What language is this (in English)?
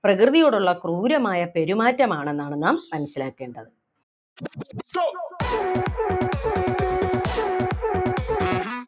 Malayalam